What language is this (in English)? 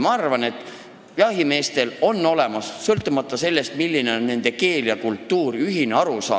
Estonian